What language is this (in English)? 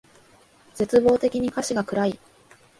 Japanese